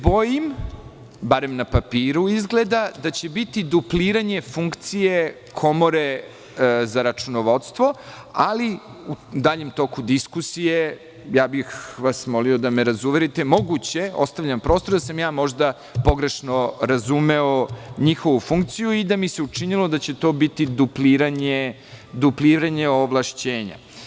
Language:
Serbian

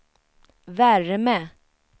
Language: Swedish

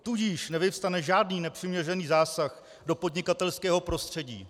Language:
Czech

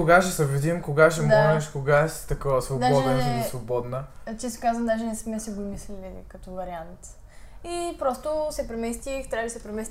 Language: Bulgarian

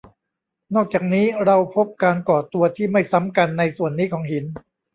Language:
Thai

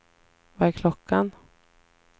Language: Swedish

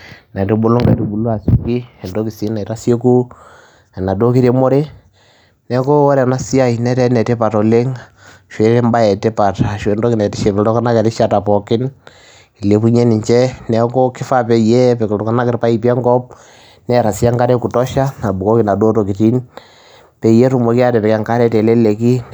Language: Masai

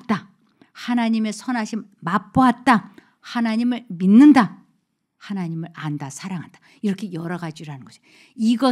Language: Korean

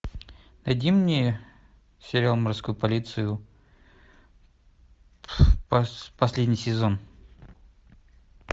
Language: Russian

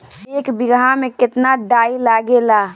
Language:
Bhojpuri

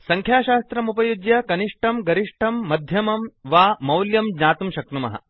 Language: Sanskrit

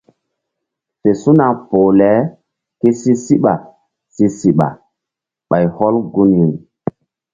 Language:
Mbum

